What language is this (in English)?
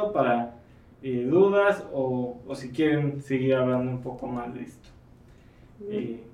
Spanish